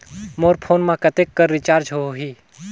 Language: Chhattisgarhi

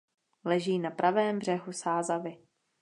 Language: Czech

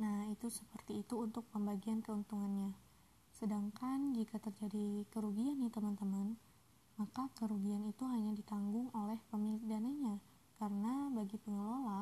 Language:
Indonesian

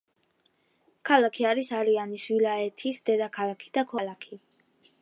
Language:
Georgian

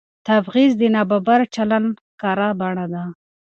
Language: Pashto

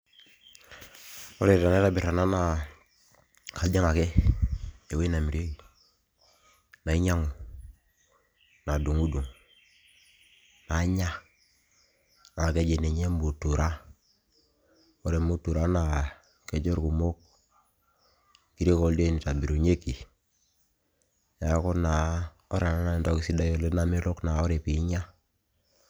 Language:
Masai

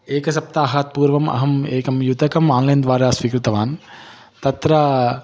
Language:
Sanskrit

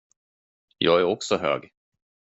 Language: Swedish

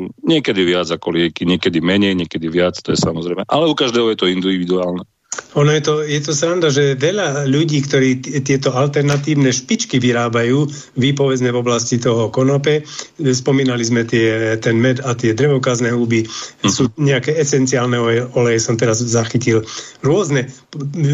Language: Slovak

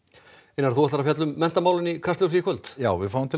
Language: Icelandic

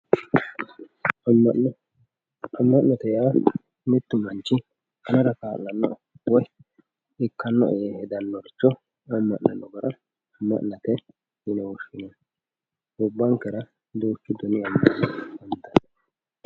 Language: Sidamo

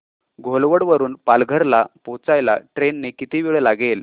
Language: Marathi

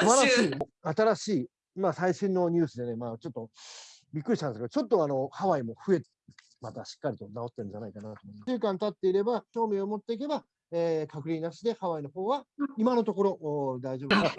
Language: Japanese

